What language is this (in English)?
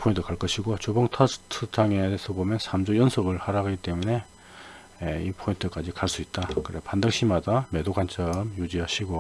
Korean